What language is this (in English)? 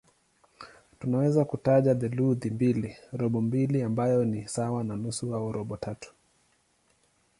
Swahili